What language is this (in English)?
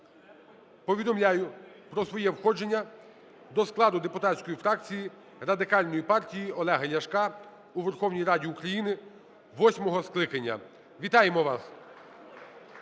Ukrainian